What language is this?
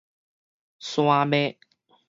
Min Nan Chinese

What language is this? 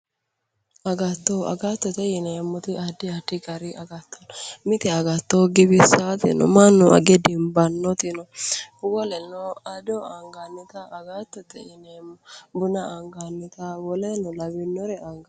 Sidamo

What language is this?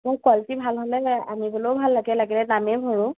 Assamese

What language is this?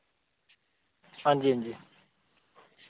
Dogri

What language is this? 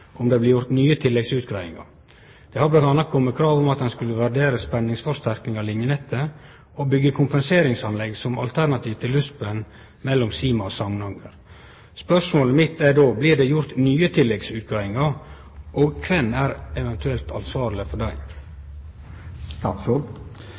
Norwegian Nynorsk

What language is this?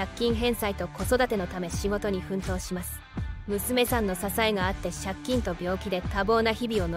Japanese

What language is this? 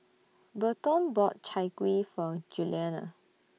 English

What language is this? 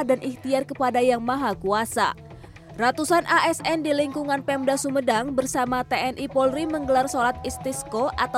Indonesian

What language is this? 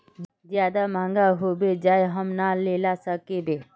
Magahi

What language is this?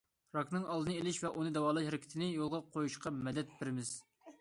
Uyghur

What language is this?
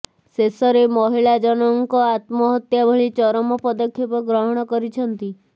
Odia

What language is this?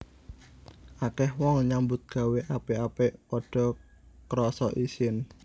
Javanese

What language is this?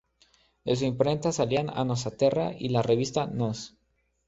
Spanish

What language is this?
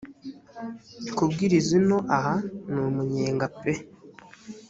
Kinyarwanda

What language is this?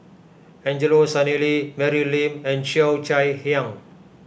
English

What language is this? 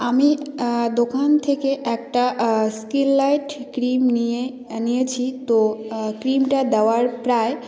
Bangla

